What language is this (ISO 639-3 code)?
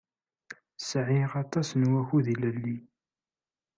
kab